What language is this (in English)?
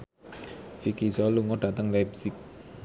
Javanese